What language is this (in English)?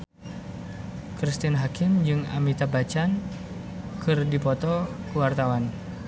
Sundanese